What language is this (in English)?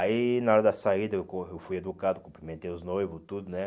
Portuguese